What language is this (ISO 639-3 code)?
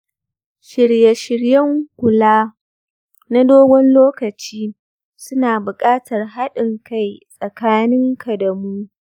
hau